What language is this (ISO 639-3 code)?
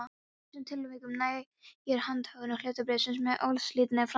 isl